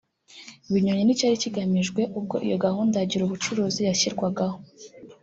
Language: Kinyarwanda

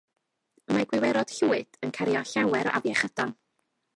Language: Welsh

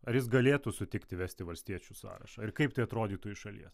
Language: Lithuanian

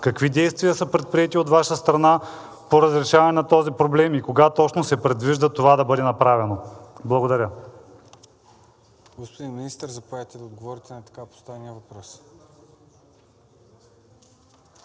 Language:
Bulgarian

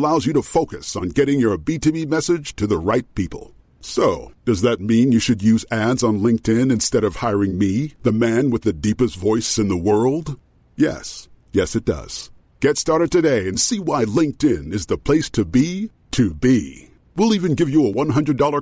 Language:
Persian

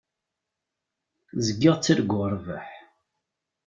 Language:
Kabyle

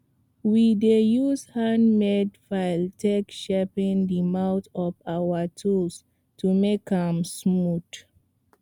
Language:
Nigerian Pidgin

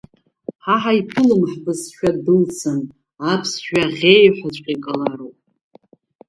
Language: Abkhazian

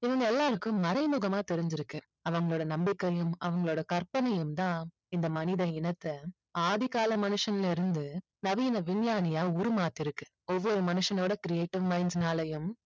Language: Tamil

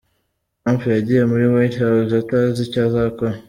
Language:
Kinyarwanda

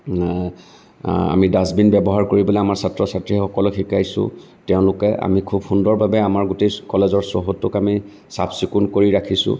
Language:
Assamese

